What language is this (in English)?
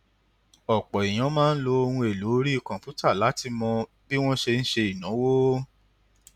Yoruba